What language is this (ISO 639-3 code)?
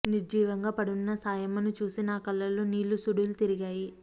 tel